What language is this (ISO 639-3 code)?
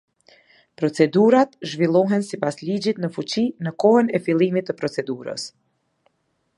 sqi